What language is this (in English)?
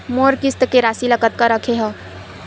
Chhattisgarhi